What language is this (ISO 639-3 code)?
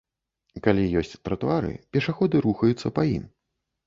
bel